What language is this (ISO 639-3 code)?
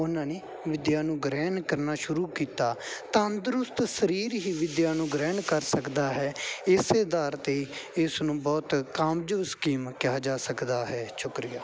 pan